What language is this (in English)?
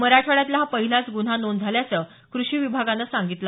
Marathi